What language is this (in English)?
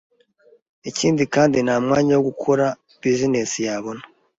Kinyarwanda